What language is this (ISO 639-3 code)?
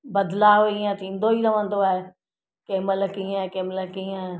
snd